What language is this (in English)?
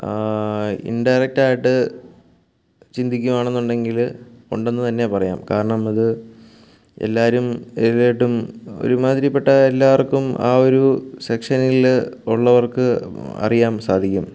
Malayalam